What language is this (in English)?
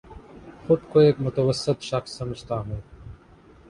Urdu